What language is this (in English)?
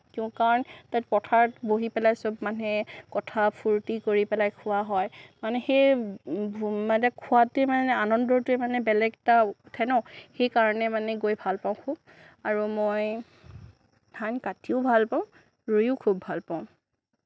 Assamese